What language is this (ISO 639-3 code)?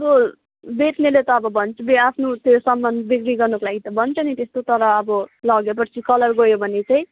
nep